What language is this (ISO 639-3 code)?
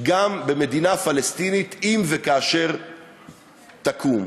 heb